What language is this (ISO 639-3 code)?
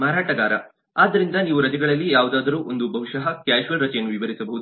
kan